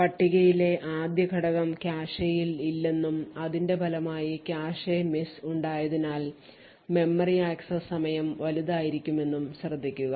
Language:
Malayalam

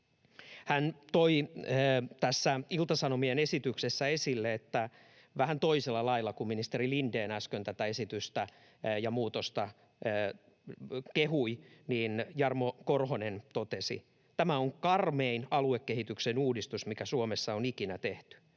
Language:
Finnish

